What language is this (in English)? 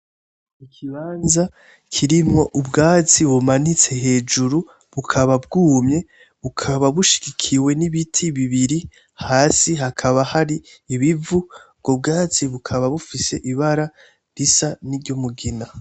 Rundi